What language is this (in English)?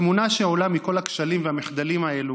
Hebrew